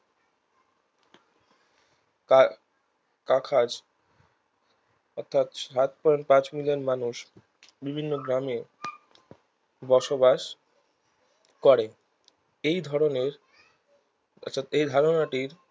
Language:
Bangla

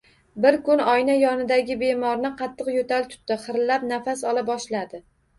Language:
Uzbek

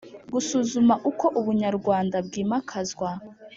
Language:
Kinyarwanda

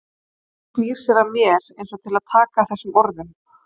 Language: Icelandic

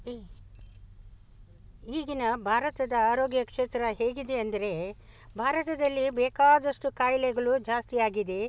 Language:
Kannada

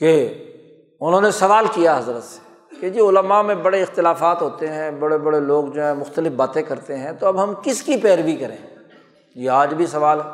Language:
Urdu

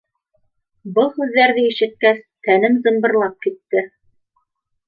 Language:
Bashkir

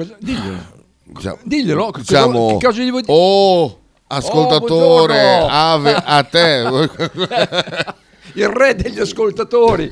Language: Italian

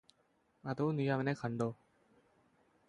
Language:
Malayalam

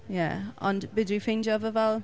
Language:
Welsh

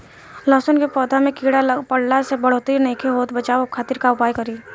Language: Bhojpuri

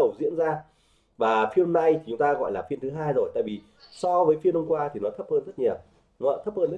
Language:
Vietnamese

